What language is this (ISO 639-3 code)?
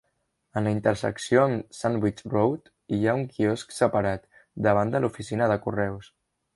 cat